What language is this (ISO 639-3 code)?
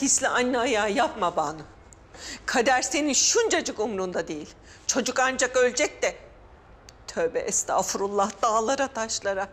tur